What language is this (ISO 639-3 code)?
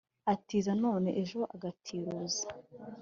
kin